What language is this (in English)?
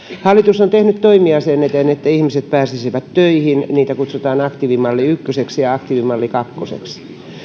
Finnish